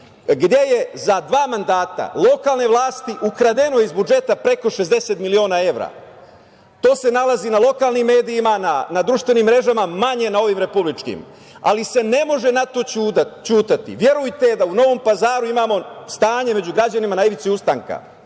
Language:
Serbian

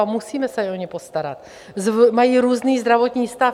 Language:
Czech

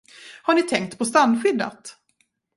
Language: Swedish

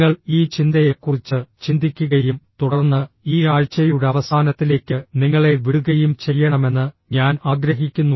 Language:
Malayalam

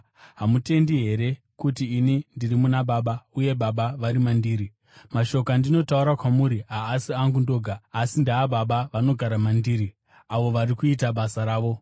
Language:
Shona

